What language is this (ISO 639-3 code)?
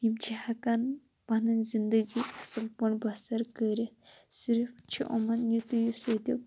kas